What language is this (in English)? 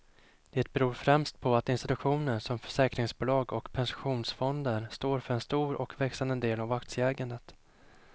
Swedish